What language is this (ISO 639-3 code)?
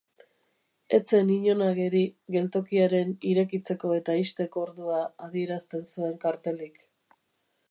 eus